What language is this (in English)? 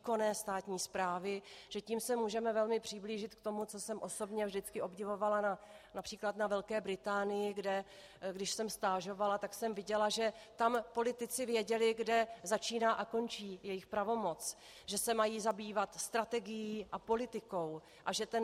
Czech